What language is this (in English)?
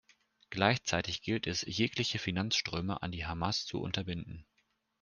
German